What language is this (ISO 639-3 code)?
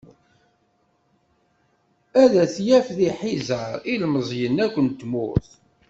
kab